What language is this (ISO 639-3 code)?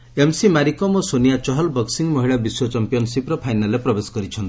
ori